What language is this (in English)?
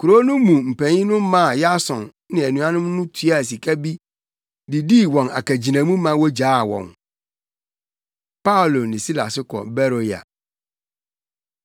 Akan